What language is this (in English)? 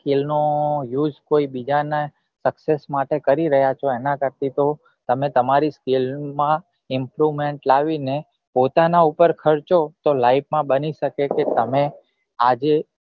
Gujarati